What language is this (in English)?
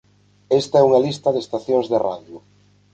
Galician